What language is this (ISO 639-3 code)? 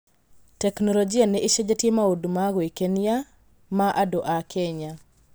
kik